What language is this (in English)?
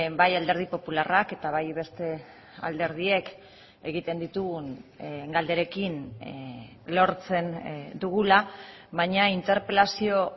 Basque